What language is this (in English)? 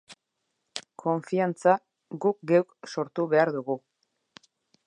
Basque